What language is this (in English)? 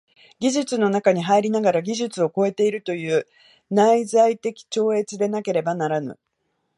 Japanese